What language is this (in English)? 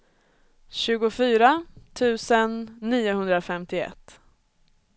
Swedish